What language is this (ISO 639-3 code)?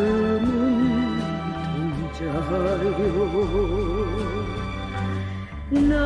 kor